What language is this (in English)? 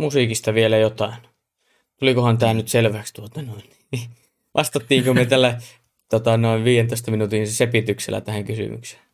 Finnish